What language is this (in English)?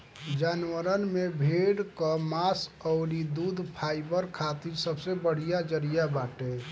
Bhojpuri